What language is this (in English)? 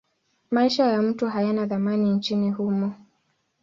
Swahili